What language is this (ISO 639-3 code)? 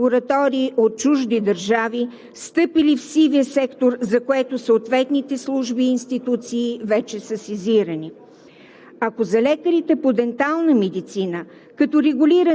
bul